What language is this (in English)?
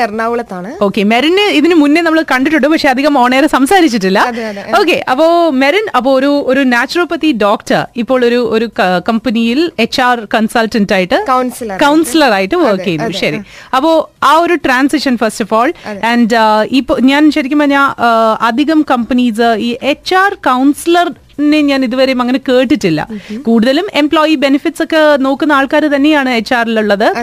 Malayalam